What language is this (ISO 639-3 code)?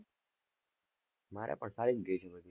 guj